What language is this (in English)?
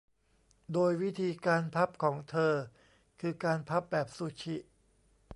Thai